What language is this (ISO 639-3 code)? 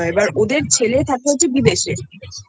ben